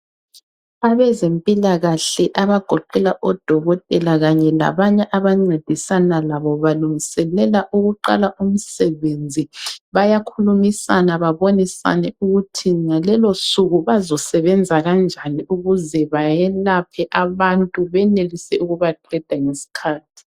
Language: North Ndebele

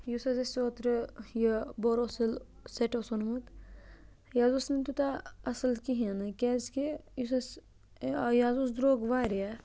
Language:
Kashmiri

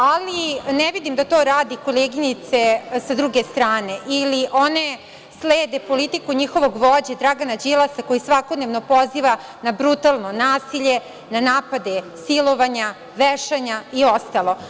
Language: Serbian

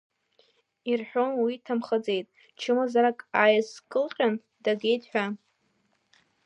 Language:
Abkhazian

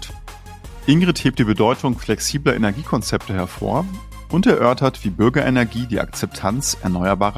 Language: German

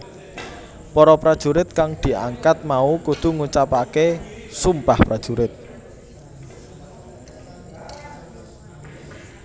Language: Javanese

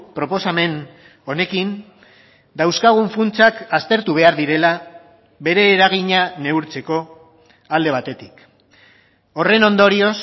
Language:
Basque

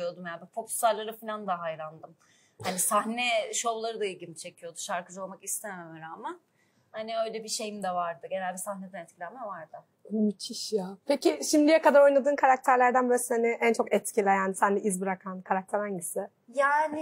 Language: Turkish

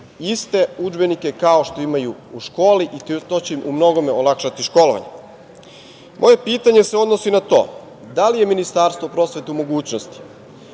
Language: Serbian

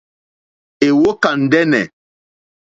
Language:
Mokpwe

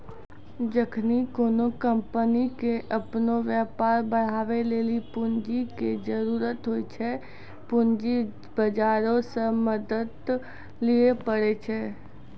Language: Maithili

